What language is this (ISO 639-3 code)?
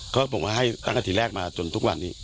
tha